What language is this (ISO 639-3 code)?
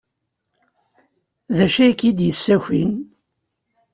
kab